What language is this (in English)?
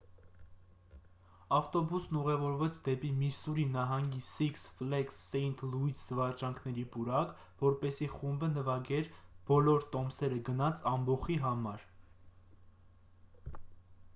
Armenian